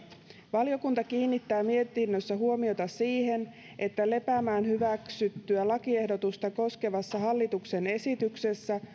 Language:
Finnish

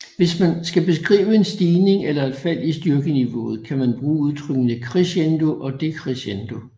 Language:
Danish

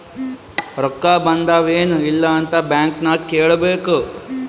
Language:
Kannada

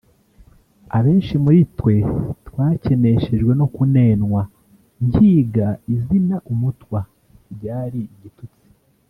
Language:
Kinyarwanda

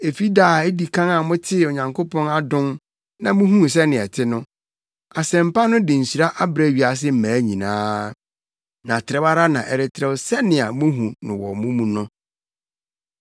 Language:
Akan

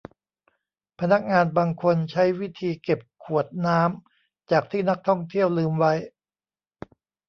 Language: Thai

